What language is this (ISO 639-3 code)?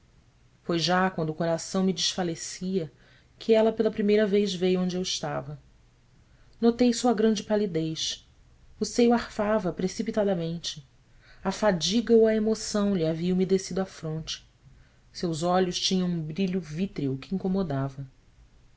por